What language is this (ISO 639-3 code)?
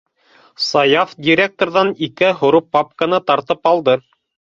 bak